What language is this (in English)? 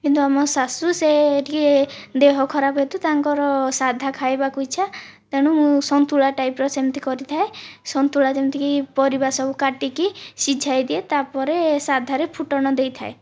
Odia